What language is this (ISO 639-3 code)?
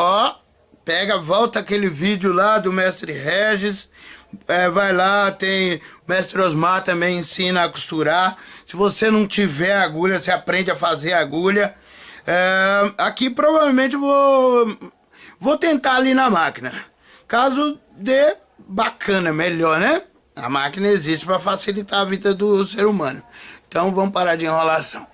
por